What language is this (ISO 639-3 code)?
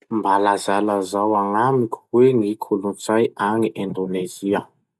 msh